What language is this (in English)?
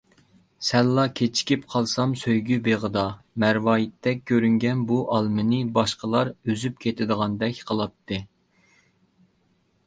Uyghur